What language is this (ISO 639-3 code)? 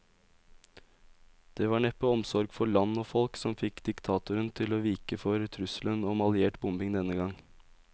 nor